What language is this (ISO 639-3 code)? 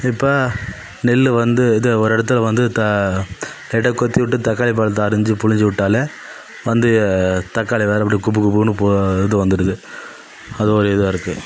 tam